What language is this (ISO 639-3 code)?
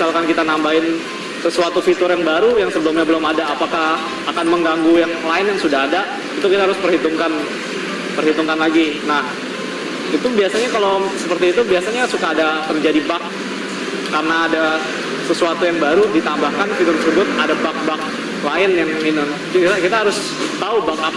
ind